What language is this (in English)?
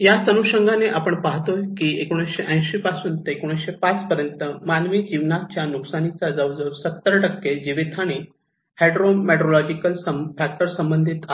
Marathi